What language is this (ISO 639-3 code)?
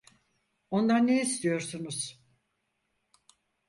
tur